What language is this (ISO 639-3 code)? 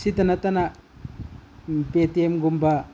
mni